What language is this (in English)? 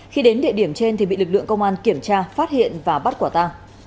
Vietnamese